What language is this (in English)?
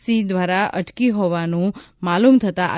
Gujarati